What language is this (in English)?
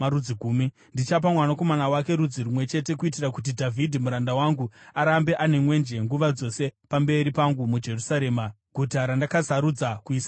Shona